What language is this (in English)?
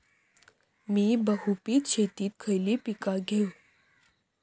Marathi